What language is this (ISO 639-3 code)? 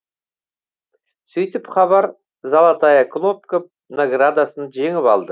kaz